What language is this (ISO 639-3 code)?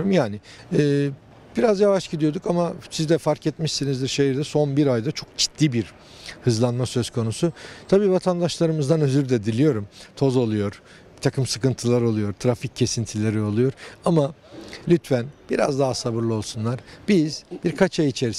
tur